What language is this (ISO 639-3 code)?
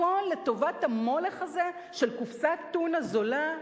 heb